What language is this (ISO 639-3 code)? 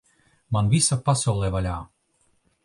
lav